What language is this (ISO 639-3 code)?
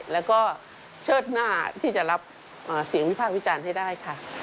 tha